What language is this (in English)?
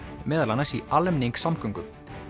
Icelandic